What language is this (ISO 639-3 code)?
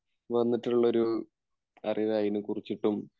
mal